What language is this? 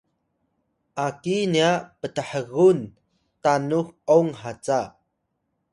Atayal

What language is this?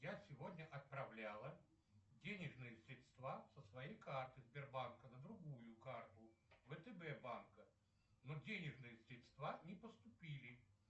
Russian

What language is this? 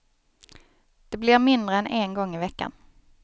Swedish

